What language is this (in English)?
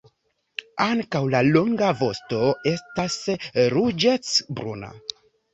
Esperanto